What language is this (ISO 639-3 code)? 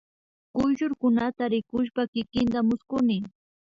qvi